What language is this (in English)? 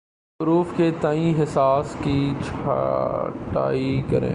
Urdu